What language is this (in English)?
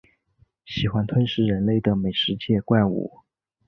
Chinese